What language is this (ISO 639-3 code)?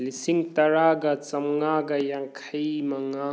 mni